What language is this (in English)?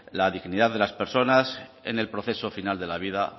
Spanish